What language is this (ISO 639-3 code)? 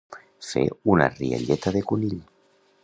cat